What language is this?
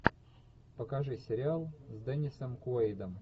Russian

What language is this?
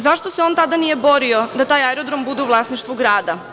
Serbian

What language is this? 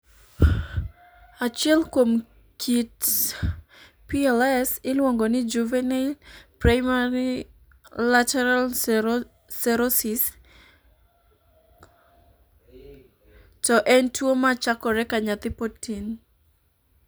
Luo (Kenya and Tanzania)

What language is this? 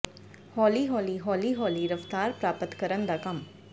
Punjabi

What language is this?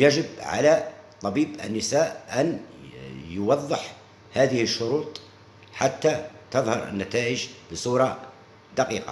Arabic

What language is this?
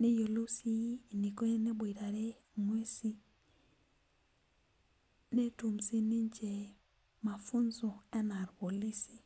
Masai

